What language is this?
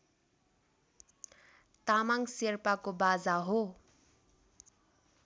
Nepali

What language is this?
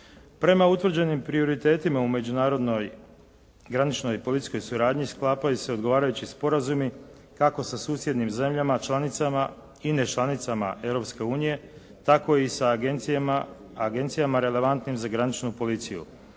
Croatian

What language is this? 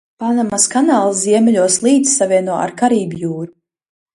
Latvian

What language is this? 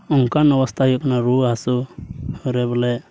Santali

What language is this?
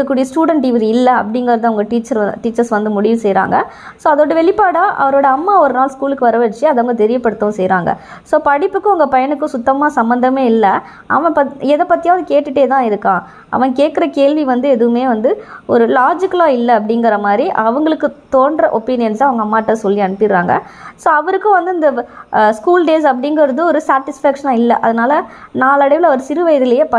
Tamil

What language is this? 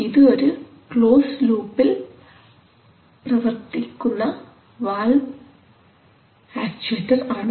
Malayalam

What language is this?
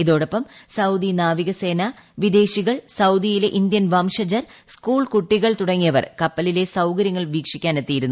Malayalam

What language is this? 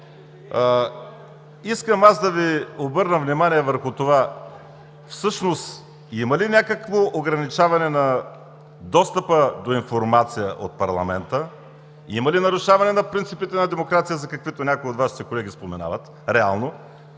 Bulgarian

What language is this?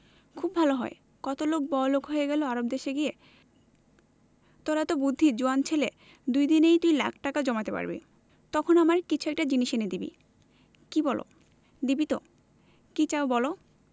Bangla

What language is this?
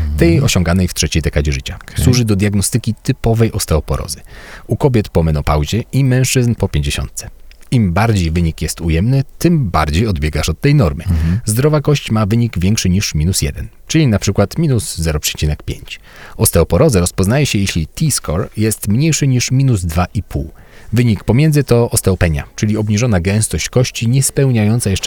Polish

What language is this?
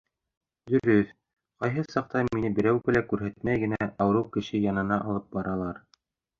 Bashkir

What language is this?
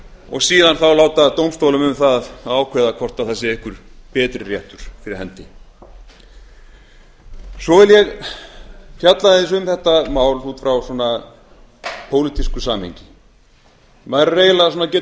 Icelandic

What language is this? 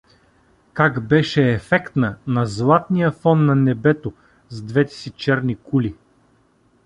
Bulgarian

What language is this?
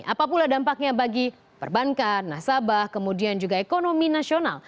Indonesian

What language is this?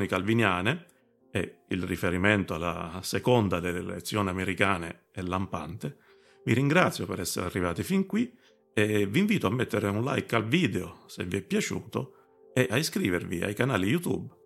Italian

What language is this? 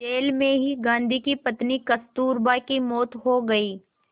Hindi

